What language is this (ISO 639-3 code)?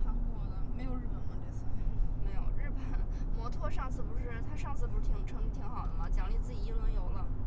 zho